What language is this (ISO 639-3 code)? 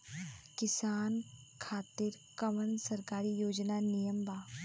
bho